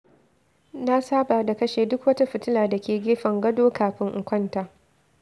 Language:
Hausa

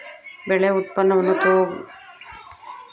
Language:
Kannada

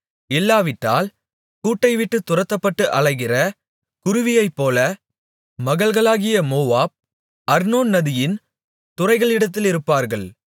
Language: Tamil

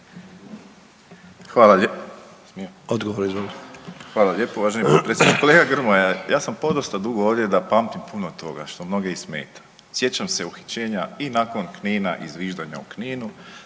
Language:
Croatian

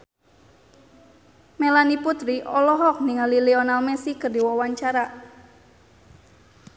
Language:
Sundanese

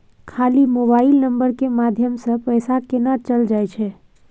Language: Maithili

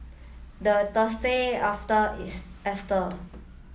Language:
English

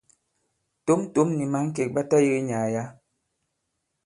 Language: Bankon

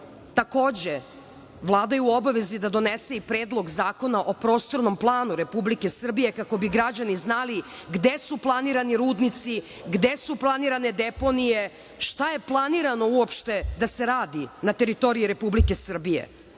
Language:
Serbian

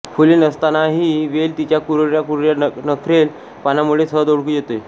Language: Marathi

